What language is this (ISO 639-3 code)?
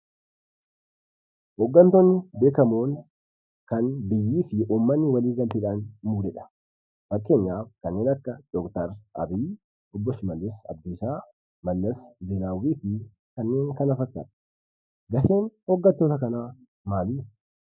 orm